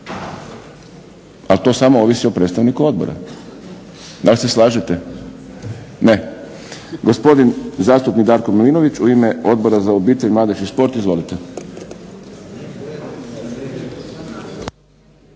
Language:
Croatian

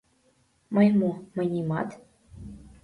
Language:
Mari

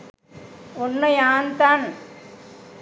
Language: Sinhala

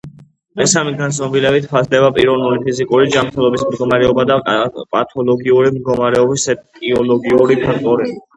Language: Georgian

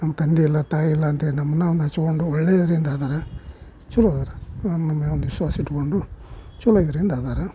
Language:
Kannada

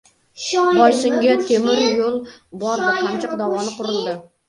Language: Uzbek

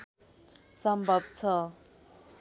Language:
Nepali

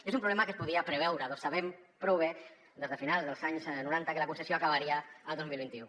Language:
Catalan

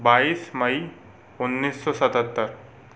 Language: Hindi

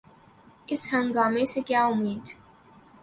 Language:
Urdu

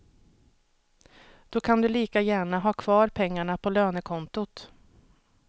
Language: Swedish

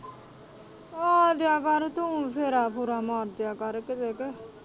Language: Punjabi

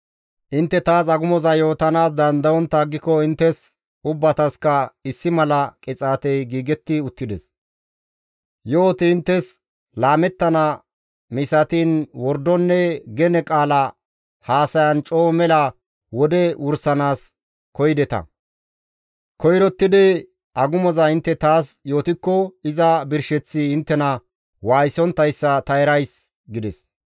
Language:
Gamo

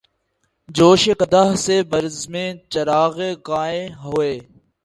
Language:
Urdu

